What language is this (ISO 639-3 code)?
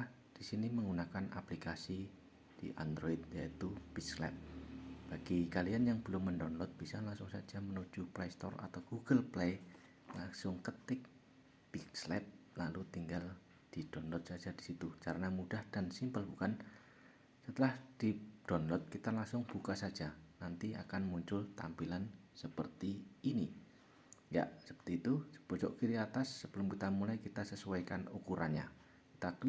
ind